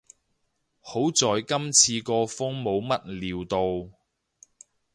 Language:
Cantonese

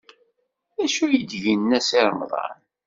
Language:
Kabyle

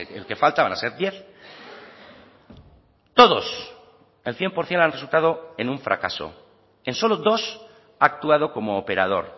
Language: Spanish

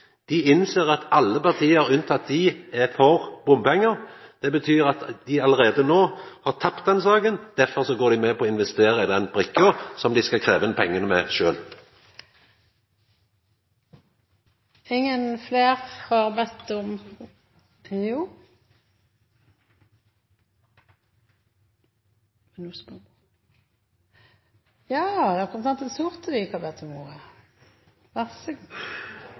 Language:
Norwegian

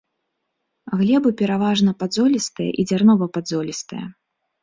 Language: Belarusian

